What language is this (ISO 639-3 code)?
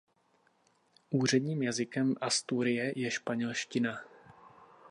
ces